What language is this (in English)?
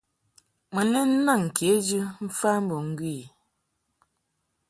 Mungaka